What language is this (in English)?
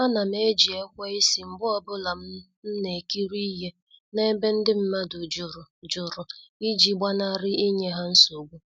Igbo